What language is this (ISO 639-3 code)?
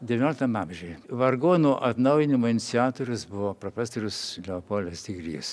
lit